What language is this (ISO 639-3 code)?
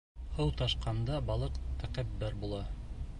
bak